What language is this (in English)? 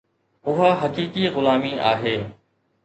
Sindhi